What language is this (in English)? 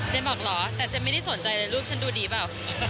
Thai